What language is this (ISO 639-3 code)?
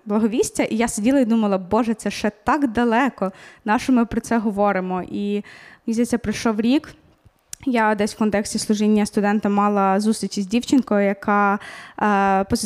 ukr